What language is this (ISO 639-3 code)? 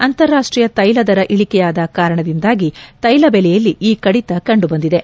kan